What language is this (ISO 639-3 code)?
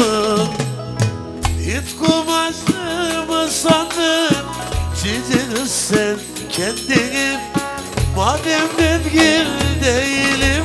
tur